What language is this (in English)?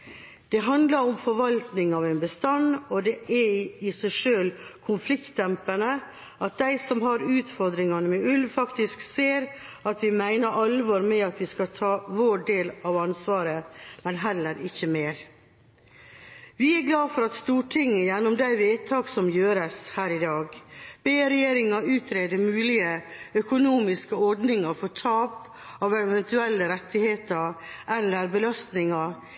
Norwegian Bokmål